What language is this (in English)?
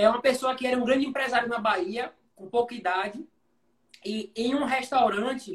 Portuguese